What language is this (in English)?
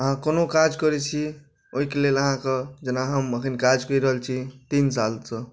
Maithili